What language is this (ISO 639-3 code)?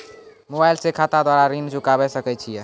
mai